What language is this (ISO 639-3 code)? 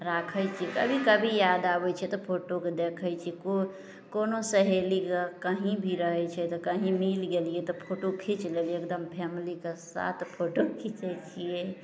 mai